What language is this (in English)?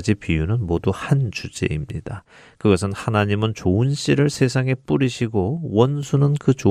Korean